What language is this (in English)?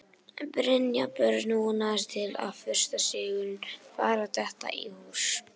Icelandic